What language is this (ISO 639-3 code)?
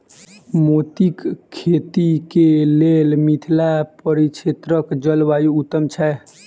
mai